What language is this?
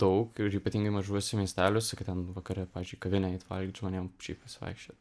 Lithuanian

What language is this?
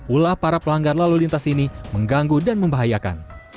Indonesian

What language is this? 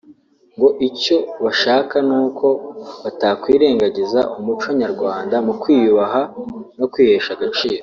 Kinyarwanda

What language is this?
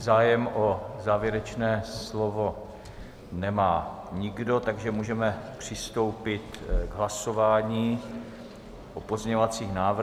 Czech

